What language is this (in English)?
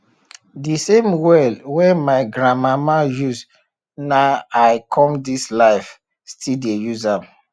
Nigerian Pidgin